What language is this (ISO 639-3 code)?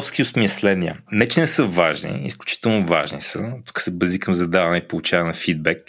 bul